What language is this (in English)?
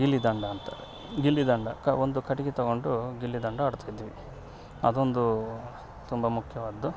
Kannada